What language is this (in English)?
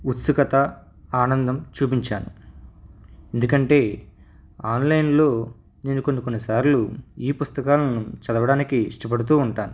Telugu